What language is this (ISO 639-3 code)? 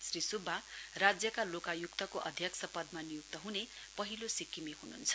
nep